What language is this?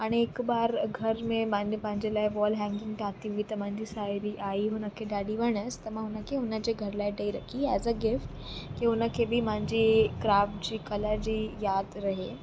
Sindhi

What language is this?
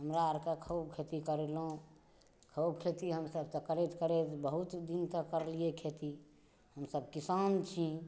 Maithili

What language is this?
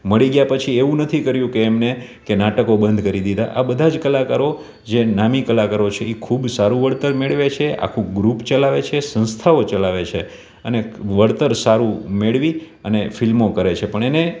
Gujarati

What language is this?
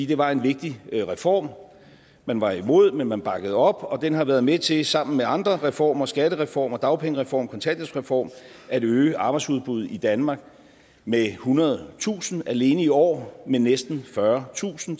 Danish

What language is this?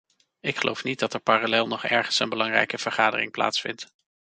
Dutch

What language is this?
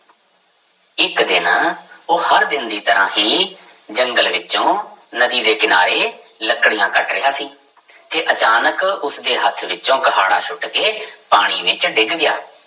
Punjabi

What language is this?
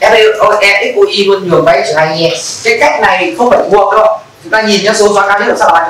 Vietnamese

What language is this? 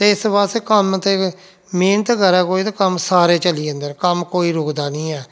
Dogri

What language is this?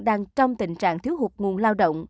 Vietnamese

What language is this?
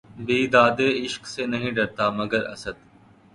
Urdu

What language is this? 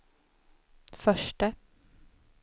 Swedish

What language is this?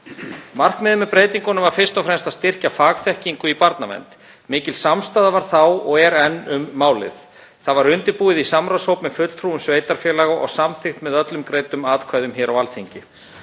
Icelandic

